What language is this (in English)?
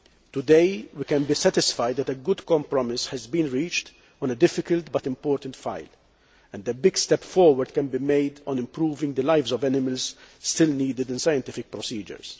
English